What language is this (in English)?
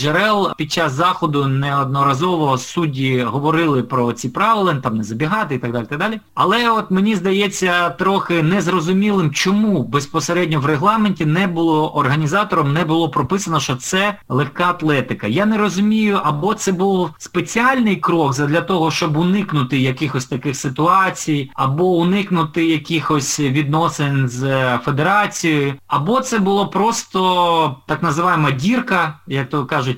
Ukrainian